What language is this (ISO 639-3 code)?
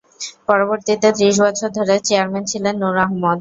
ben